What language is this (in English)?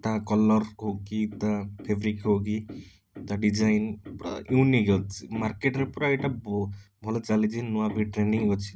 Odia